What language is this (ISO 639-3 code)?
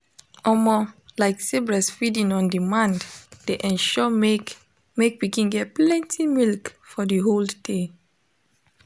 pcm